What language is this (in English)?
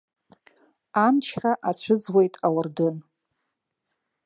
Abkhazian